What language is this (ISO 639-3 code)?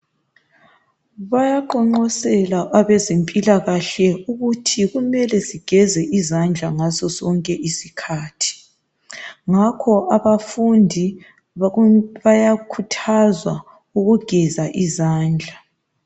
nde